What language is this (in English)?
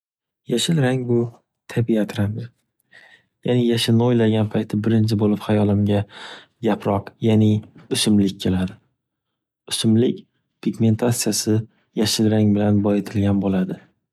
Uzbek